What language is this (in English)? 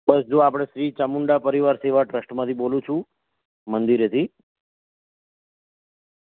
Gujarati